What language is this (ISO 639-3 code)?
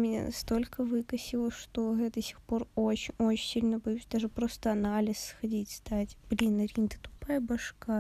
rus